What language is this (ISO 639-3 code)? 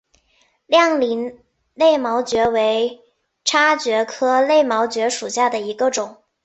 zho